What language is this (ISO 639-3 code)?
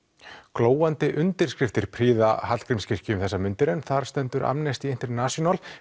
isl